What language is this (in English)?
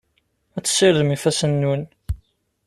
Kabyle